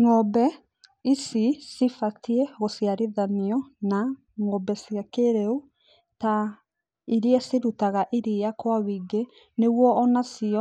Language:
Kikuyu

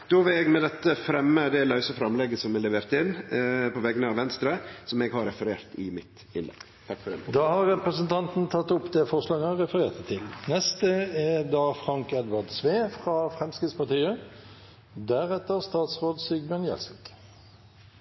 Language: Norwegian Nynorsk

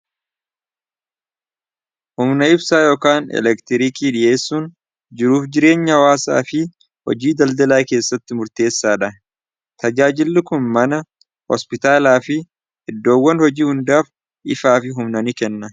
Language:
Oromo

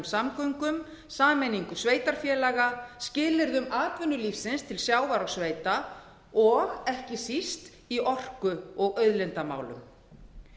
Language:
Icelandic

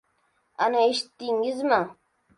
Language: Uzbek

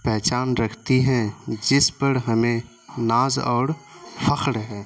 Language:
Urdu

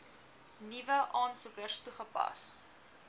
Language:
Afrikaans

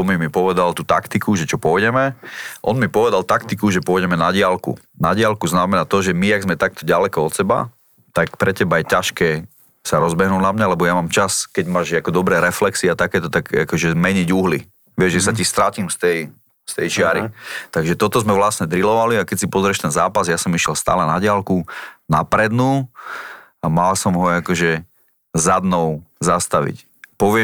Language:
Slovak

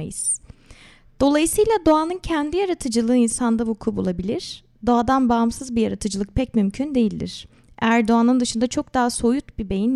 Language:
Turkish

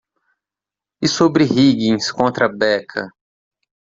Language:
Portuguese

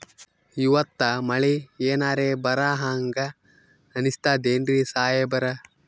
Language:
Kannada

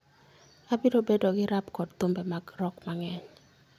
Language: Luo (Kenya and Tanzania)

